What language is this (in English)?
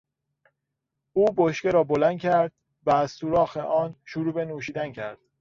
Persian